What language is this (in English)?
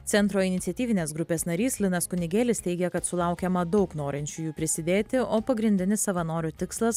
Lithuanian